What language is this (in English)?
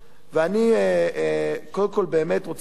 Hebrew